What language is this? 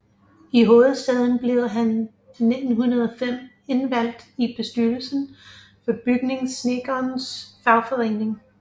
Danish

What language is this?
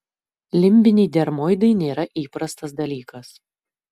Lithuanian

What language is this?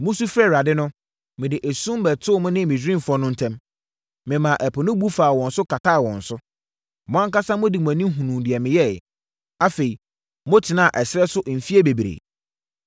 Akan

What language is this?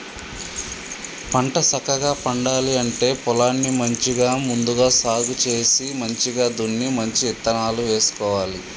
Telugu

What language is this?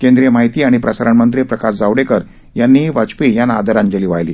Marathi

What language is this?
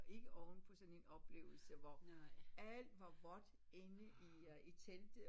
Danish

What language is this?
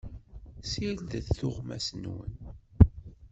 Kabyle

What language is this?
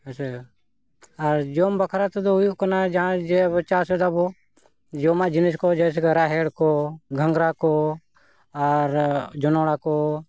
Santali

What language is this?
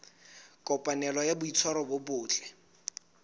Southern Sotho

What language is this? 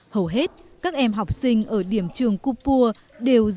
Vietnamese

